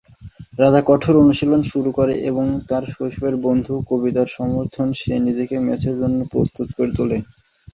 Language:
Bangla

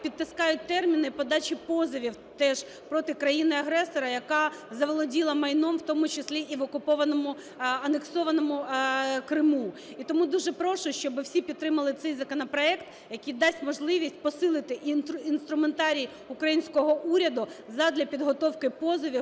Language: Ukrainian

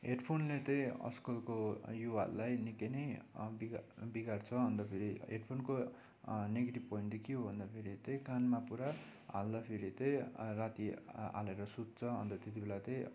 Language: Nepali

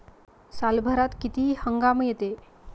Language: Marathi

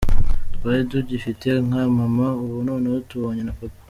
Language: Kinyarwanda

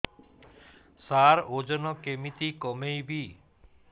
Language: Odia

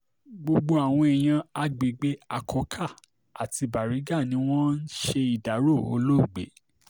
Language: Yoruba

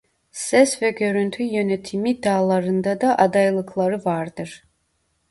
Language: Turkish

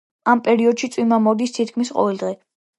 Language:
Georgian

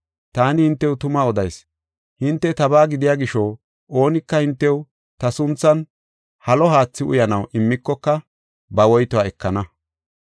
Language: Gofa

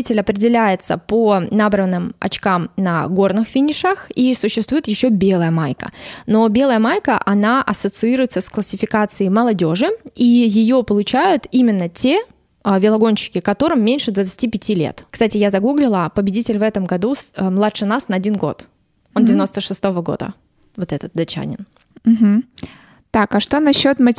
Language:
Russian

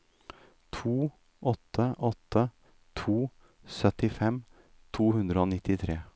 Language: Norwegian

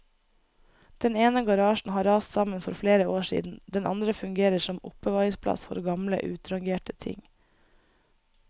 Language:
Norwegian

